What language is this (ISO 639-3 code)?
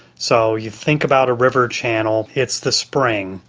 eng